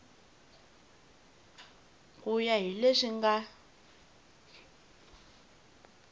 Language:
Tsonga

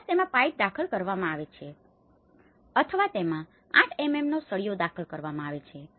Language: Gujarati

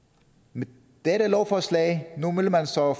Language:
Danish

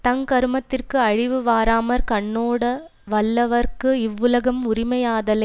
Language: Tamil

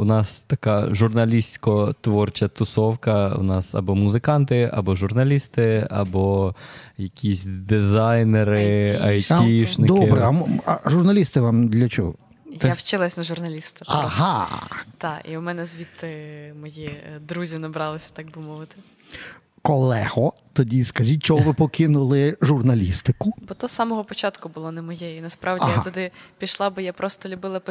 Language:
Ukrainian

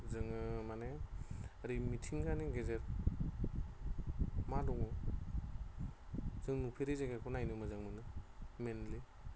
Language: Bodo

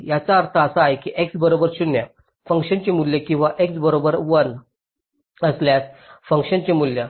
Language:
Marathi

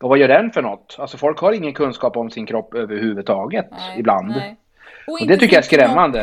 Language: Swedish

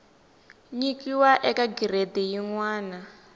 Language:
Tsonga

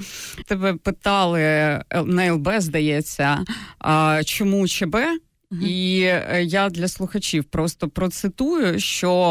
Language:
Ukrainian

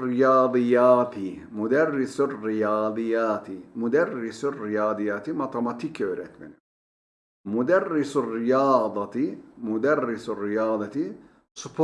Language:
Turkish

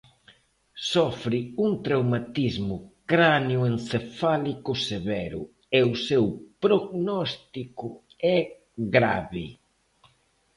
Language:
Galician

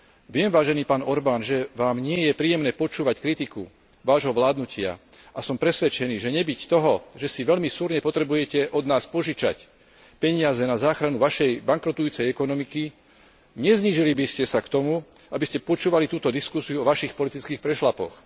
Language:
Slovak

